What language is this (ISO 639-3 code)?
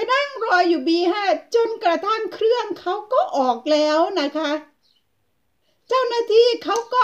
tha